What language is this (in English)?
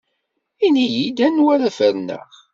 Kabyle